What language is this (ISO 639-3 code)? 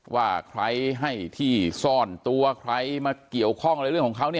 tha